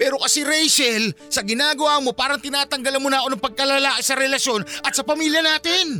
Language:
Filipino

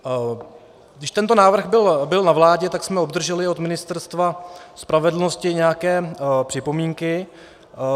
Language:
Czech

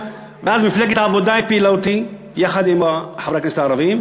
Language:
Hebrew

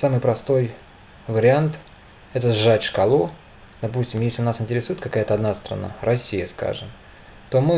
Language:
Russian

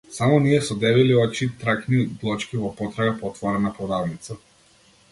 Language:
Macedonian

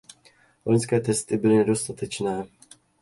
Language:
Czech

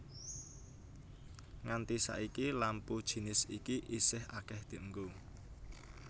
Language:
Javanese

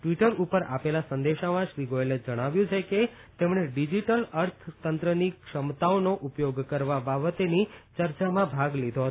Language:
Gujarati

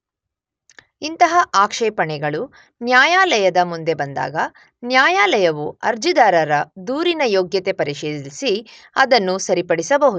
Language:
Kannada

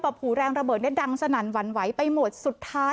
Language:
Thai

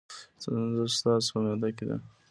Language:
Pashto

